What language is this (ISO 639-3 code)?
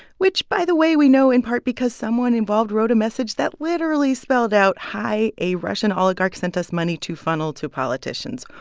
eng